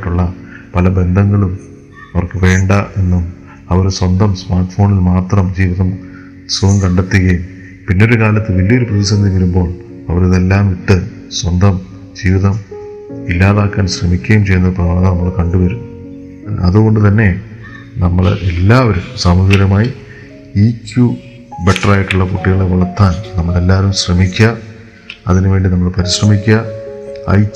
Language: Malayalam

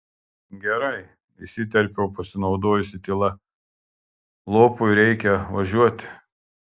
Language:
Lithuanian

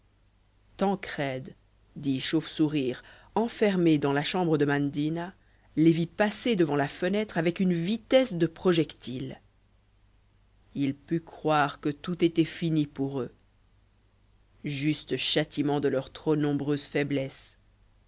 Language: French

